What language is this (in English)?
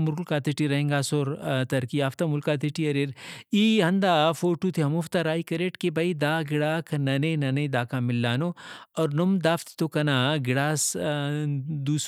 Brahui